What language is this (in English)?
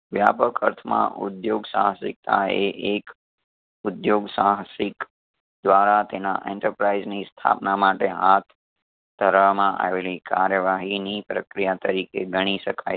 Gujarati